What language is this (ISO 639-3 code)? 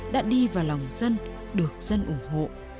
vie